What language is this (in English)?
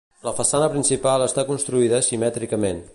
Catalan